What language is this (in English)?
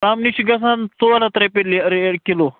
Kashmiri